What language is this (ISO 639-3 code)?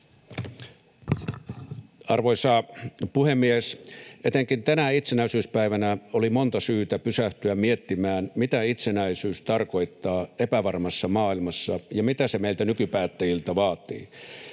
fin